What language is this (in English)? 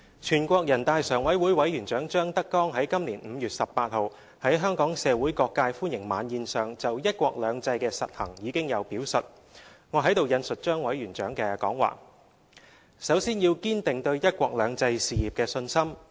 Cantonese